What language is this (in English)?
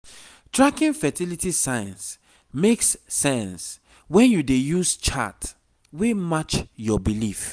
Nigerian Pidgin